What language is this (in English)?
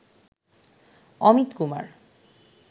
Bangla